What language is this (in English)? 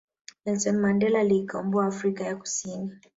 Swahili